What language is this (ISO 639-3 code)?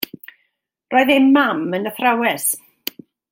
cym